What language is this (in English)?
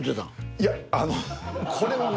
Japanese